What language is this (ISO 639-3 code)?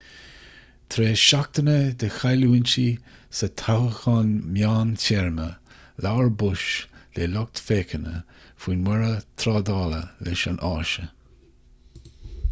gle